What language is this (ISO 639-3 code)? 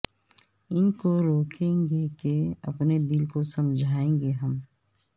urd